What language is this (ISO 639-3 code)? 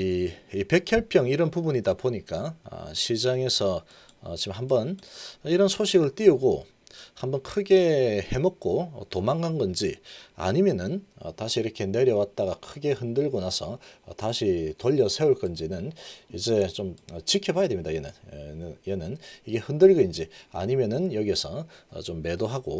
kor